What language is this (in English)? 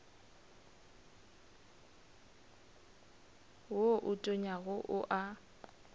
Northern Sotho